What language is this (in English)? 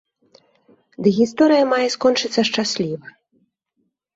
Belarusian